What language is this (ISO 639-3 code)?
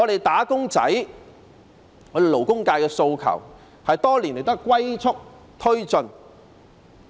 yue